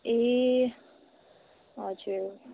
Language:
Nepali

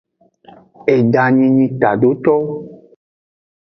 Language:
Aja (Benin)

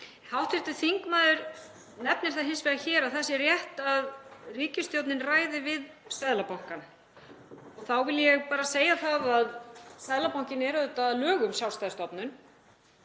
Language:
Icelandic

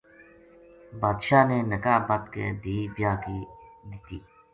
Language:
Gujari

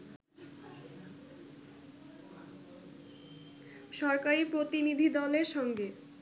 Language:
Bangla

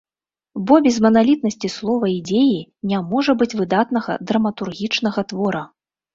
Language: Belarusian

